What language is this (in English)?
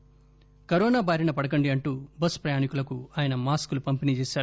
Telugu